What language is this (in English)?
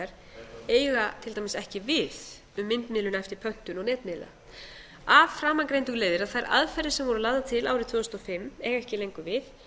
Icelandic